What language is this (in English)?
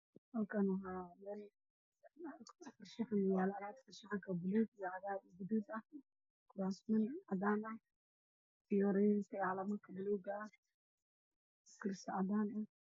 Somali